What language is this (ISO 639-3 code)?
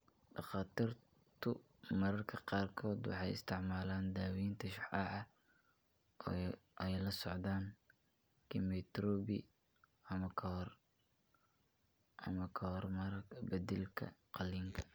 som